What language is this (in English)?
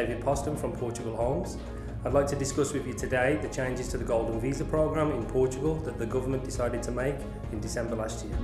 English